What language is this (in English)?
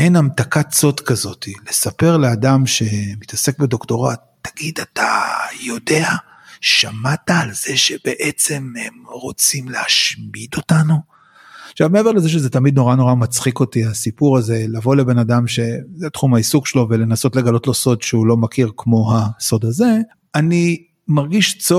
Hebrew